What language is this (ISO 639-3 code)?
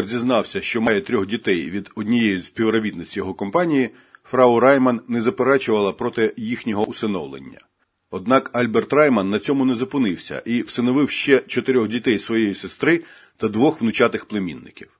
ukr